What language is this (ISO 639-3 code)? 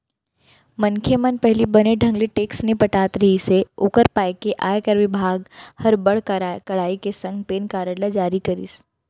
hne